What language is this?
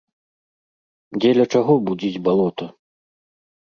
Belarusian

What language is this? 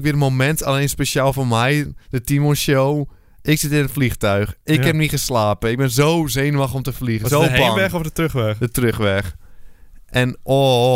Dutch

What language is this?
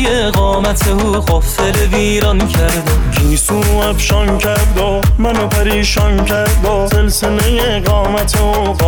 Persian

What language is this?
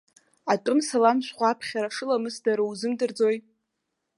Abkhazian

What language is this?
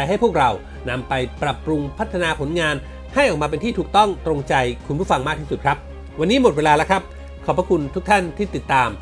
Thai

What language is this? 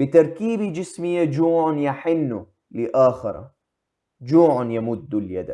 Arabic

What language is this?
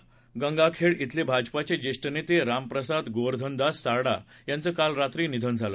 Marathi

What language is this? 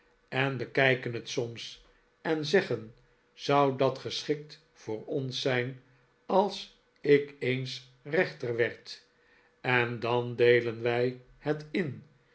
Dutch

